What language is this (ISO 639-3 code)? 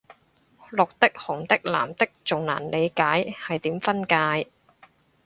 yue